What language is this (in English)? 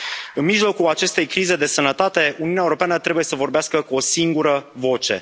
Romanian